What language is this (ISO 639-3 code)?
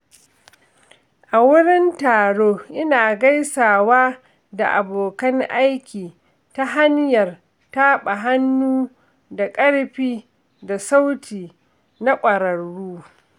hau